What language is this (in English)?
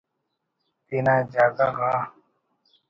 Brahui